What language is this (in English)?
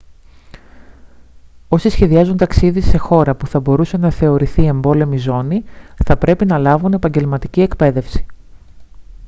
Greek